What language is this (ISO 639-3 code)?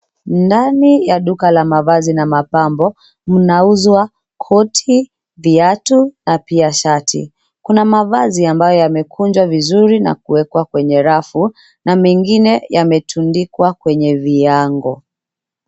swa